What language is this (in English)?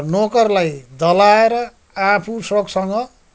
Nepali